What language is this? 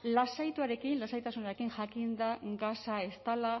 Basque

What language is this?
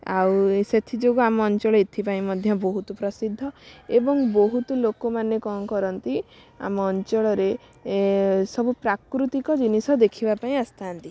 Odia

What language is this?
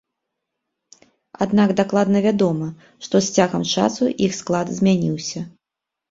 Belarusian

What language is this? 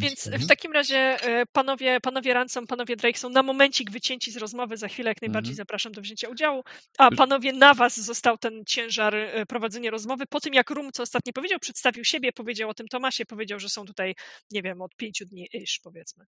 Polish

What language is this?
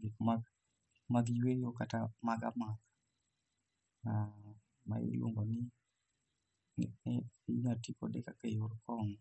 Luo (Kenya and Tanzania)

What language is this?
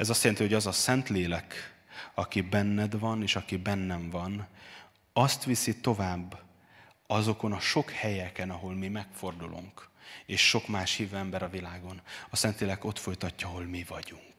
Hungarian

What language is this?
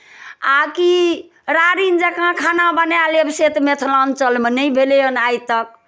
Maithili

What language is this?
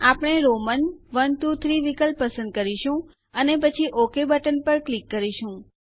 Gujarati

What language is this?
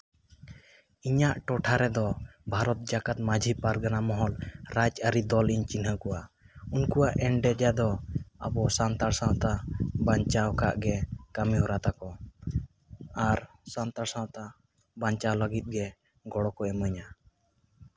Santali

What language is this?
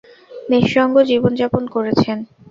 Bangla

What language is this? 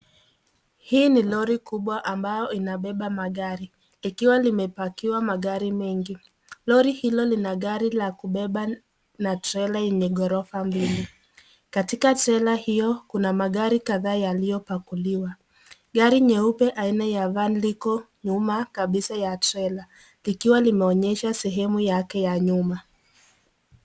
Swahili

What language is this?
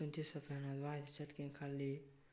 Manipuri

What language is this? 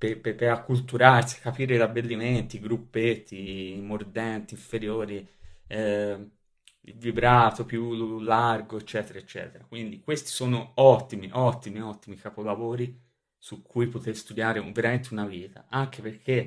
Italian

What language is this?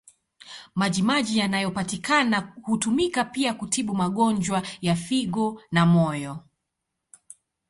Swahili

